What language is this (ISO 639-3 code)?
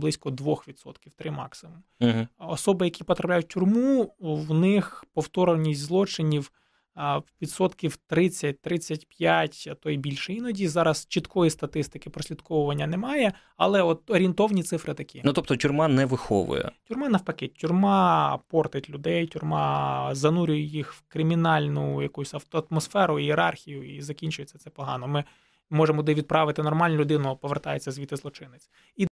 ukr